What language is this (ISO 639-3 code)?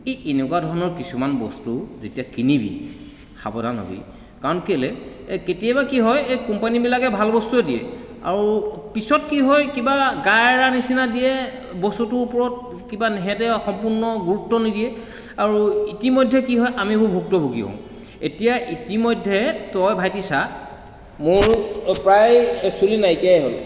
asm